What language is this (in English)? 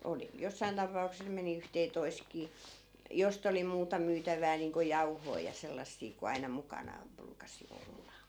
Finnish